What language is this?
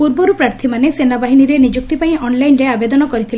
Odia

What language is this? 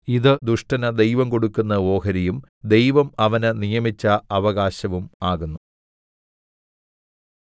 Malayalam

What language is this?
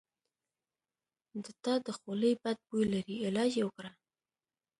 Pashto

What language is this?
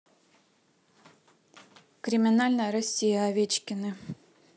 Russian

